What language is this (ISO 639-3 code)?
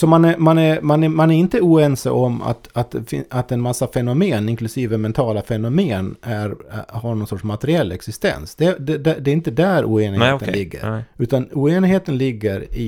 swe